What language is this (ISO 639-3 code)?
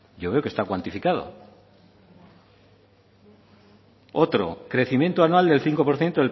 spa